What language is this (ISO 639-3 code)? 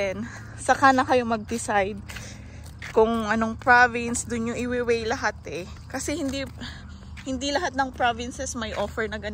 fil